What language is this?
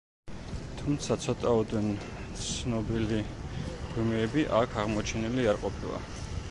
Georgian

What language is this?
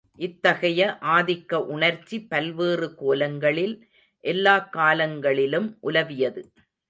Tamil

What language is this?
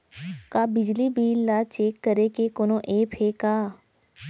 Chhattisgarhi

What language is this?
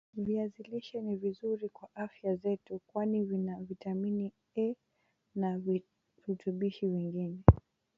Swahili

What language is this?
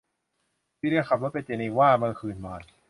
Thai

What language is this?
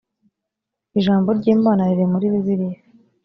Kinyarwanda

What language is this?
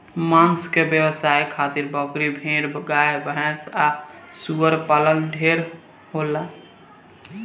Bhojpuri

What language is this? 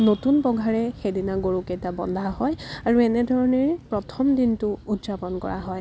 Assamese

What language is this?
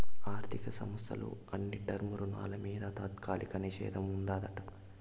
Telugu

